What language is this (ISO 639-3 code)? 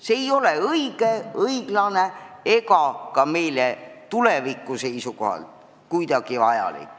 est